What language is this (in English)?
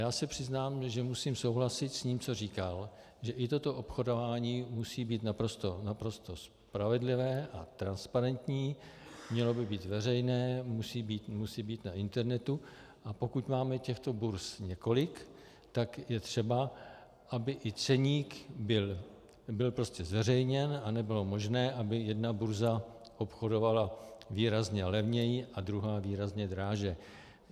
Czech